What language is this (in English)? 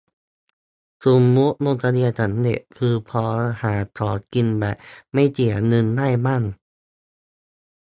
Thai